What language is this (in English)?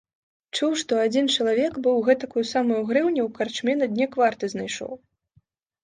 Belarusian